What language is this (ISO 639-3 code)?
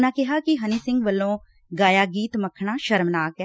pan